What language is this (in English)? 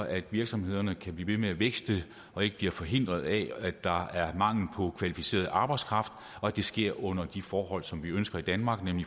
Danish